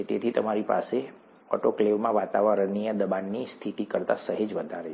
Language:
Gujarati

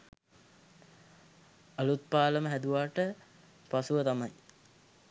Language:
Sinhala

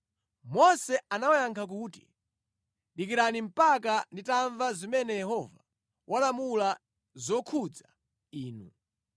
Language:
Nyanja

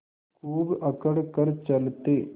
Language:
Hindi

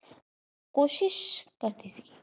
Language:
Punjabi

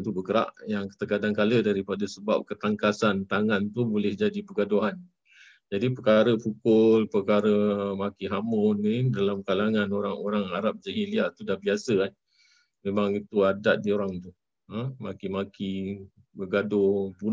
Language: Malay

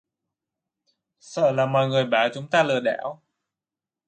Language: Vietnamese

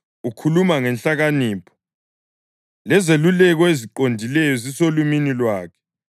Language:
North Ndebele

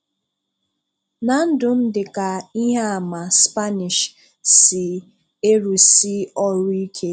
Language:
Igbo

